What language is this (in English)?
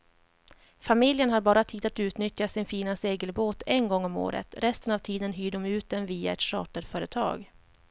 Swedish